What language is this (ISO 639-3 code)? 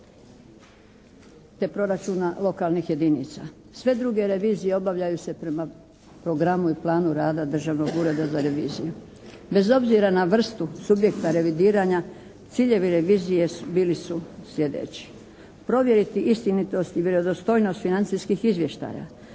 hrv